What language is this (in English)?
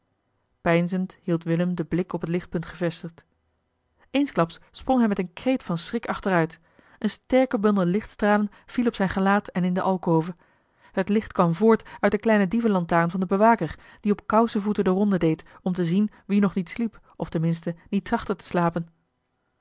Dutch